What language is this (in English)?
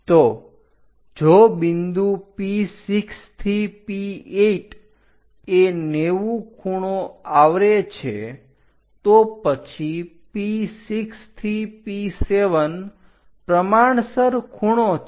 Gujarati